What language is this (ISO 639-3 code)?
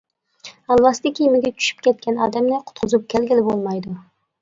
uig